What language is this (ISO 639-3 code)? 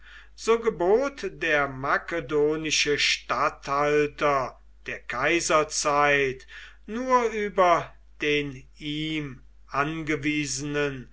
deu